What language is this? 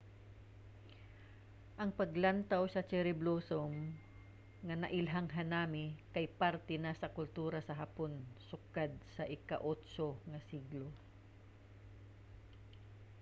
Cebuano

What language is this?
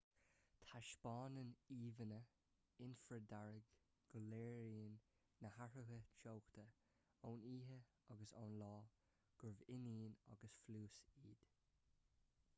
Irish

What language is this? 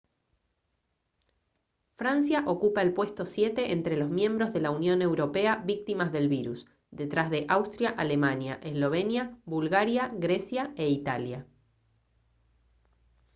Spanish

